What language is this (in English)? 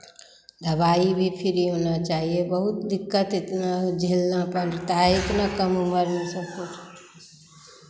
Hindi